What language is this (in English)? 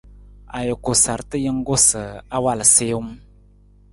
Nawdm